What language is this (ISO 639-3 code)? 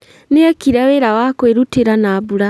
kik